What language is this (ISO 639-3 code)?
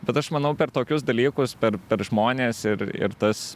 lit